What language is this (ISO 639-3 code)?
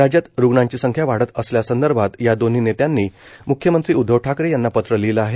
mar